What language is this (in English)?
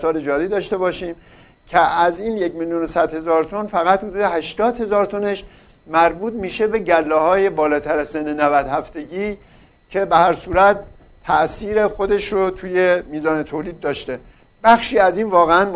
Persian